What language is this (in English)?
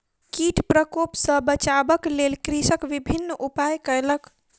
Maithili